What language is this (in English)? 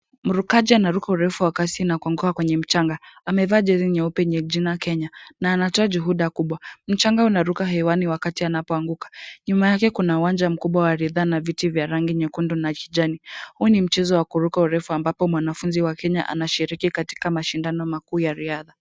Swahili